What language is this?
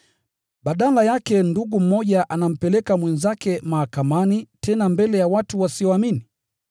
Swahili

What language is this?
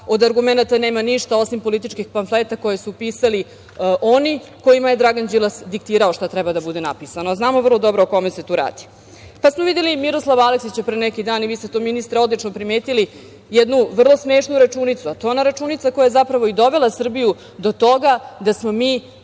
Serbian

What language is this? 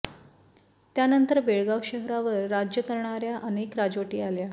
Marathi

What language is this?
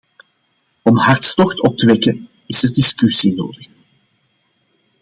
Dutch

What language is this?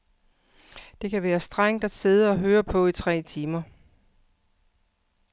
Danish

